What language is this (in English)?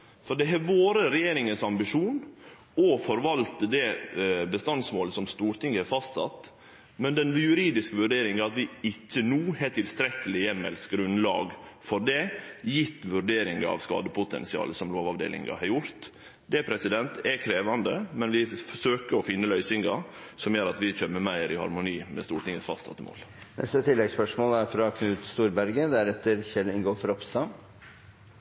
Norwegian Nynorsk